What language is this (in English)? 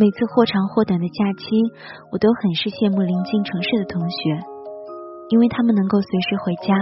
Chinese